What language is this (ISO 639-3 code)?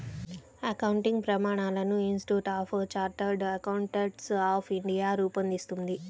tel